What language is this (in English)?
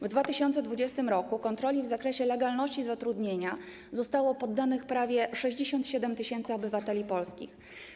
Polish